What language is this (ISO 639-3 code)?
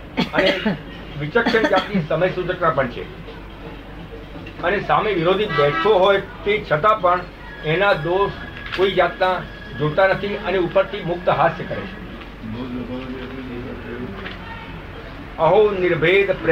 guj